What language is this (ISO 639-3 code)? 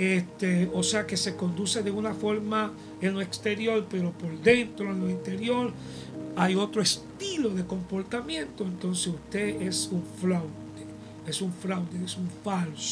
spa